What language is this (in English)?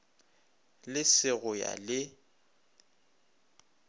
Northern Sotho